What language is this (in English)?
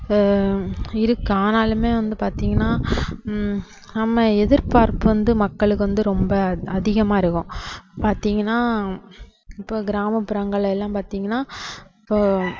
Tamil